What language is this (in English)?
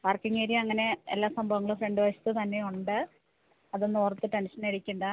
Malayalam